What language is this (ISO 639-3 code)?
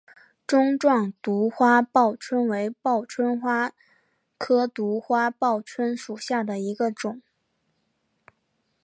zho